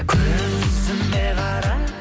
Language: Kazakh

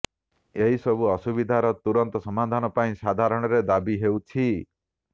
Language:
Odia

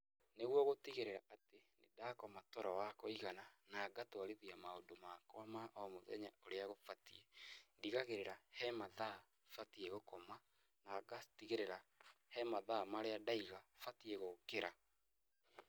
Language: Kikuyu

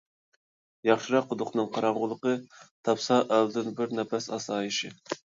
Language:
Uyghur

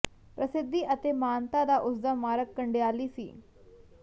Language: Punjabi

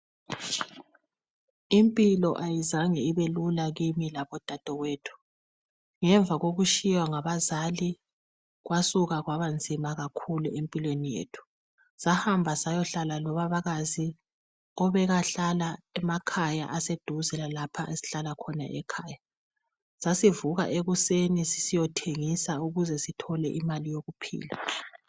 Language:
North Ndebele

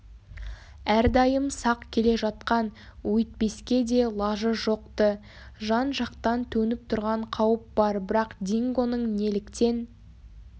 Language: Kazakh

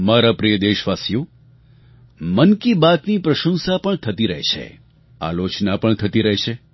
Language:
Gujarati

